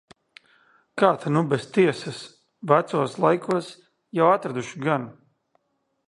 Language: Latvian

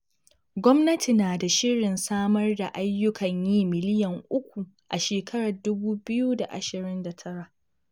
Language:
Hausa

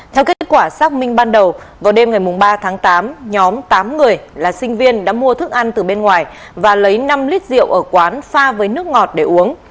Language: Vietnamese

